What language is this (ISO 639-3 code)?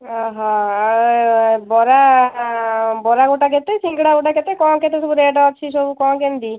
ori